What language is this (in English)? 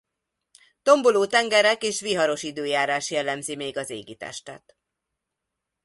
Hungarian